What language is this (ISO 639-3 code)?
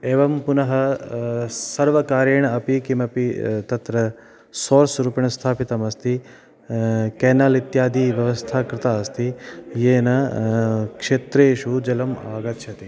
san